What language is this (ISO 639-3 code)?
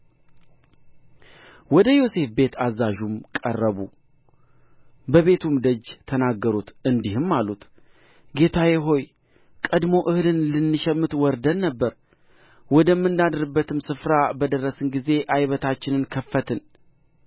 amh